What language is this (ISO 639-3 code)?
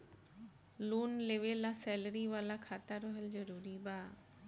bho